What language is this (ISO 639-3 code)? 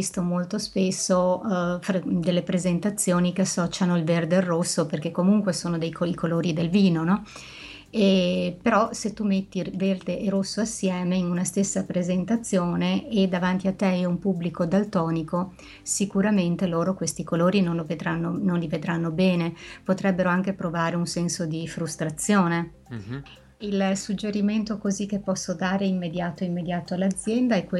ita